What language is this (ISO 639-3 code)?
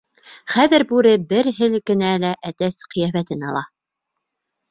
bak